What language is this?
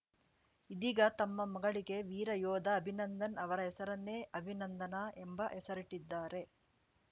Kannada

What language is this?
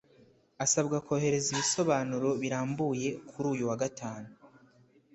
Kinyarwanda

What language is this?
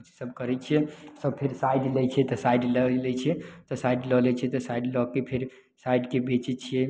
Maithili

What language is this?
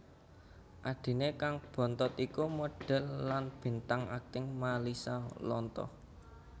Javanese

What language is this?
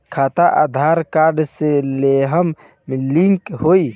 Bhojpuri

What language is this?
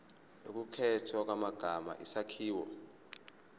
Zulu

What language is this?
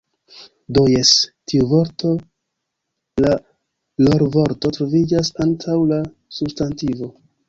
Esperanto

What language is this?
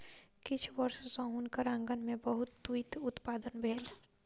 Maithili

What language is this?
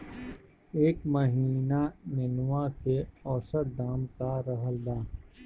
Bhojpuri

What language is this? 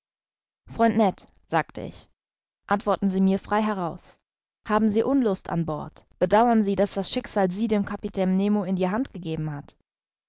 German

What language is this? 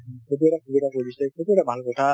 Assamese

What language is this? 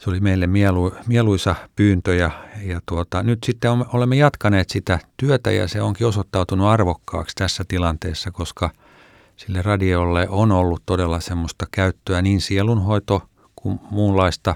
Finnish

